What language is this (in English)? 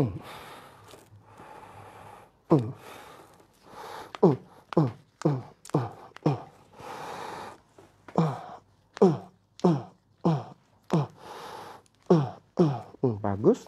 Malay